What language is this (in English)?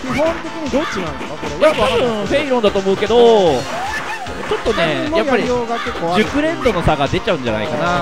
Japanese